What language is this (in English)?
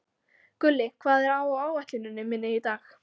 Icelandic